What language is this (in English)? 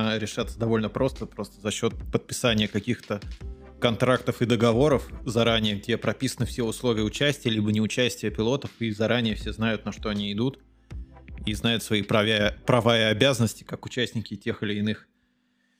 Russian